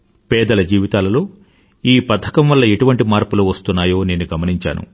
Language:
Telugu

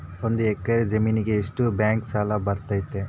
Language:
Kannada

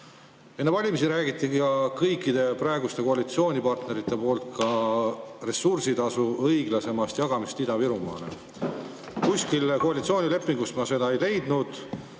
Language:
Estonian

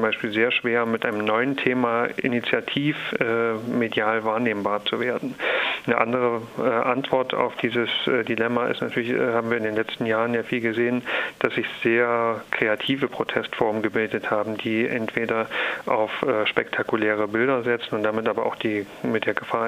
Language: German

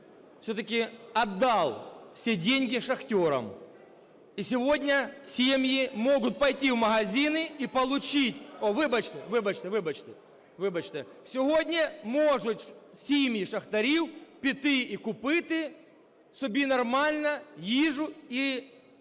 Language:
Ukrainian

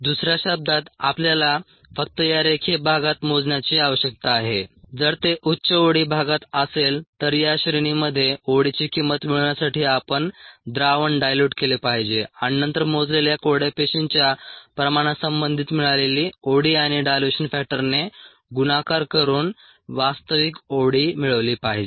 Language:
Marathi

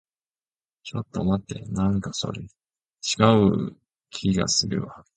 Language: Japanese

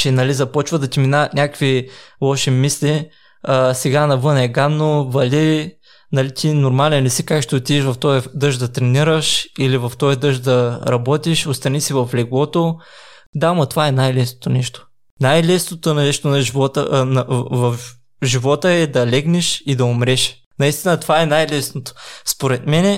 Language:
Bulgarian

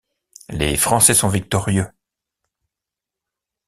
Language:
French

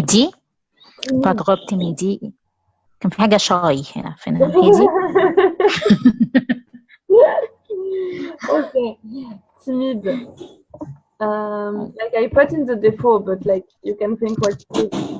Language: French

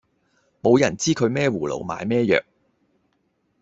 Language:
Cantonese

